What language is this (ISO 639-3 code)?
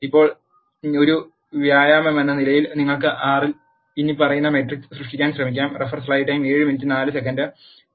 mal